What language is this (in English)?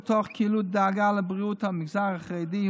Hebrew